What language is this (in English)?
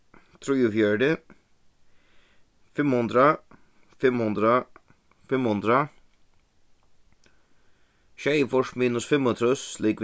Faroese